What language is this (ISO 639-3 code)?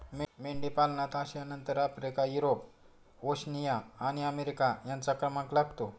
mar